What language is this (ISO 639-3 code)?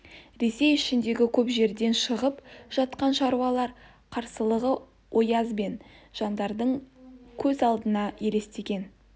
kaz